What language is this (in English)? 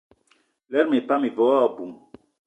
Eton (Cameroon)